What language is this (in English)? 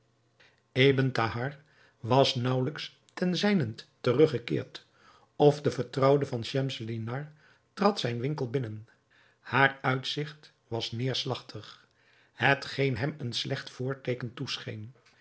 Dutch